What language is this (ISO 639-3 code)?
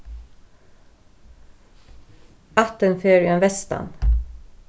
fao